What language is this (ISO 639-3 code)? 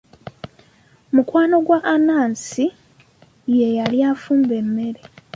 lug